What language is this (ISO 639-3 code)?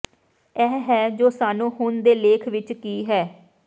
pan